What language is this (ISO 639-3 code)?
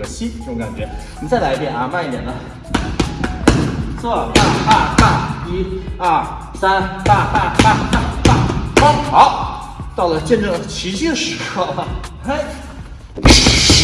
zho